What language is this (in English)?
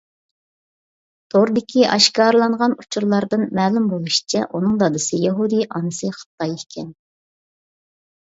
Uyghur